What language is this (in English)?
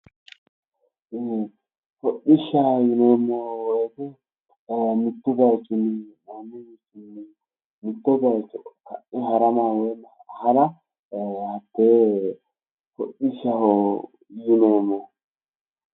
Sidamo